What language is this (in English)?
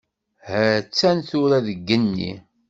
Kabyle